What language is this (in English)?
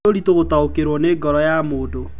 Kikuyu